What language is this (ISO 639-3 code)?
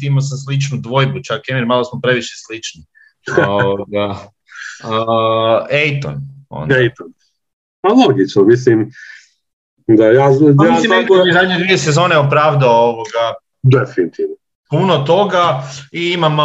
hrv